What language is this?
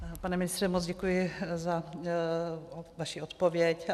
Czech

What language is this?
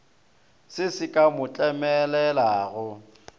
Northern Sotho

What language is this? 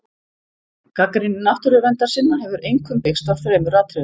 Icelandic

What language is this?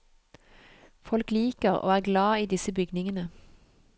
Norwegian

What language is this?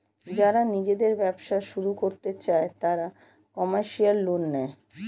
Bangla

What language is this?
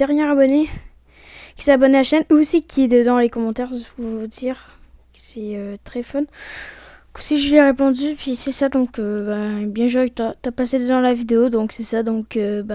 French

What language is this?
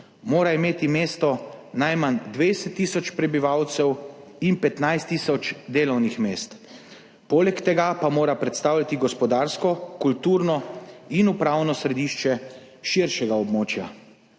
Slovenian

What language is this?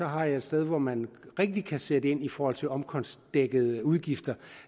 Danish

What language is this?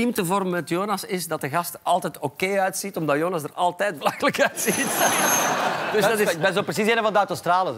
Dutch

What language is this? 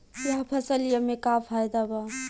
Bhojpuri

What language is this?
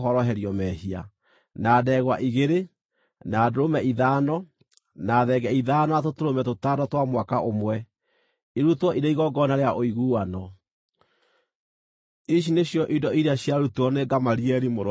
Kikuyu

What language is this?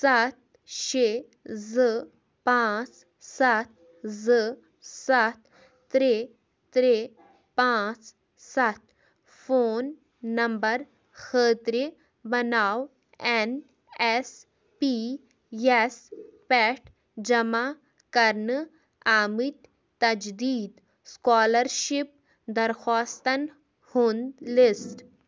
Kashmiri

